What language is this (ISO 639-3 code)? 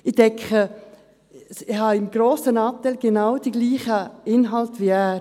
gsw